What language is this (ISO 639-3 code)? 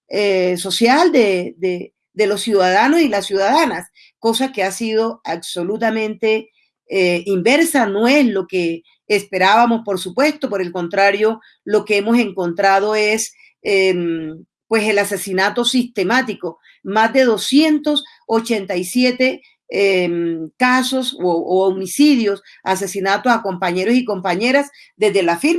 spa